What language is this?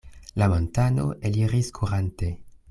Esperanto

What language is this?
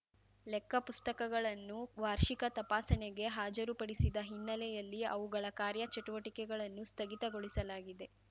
Kannada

